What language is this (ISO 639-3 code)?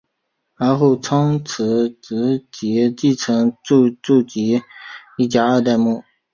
zho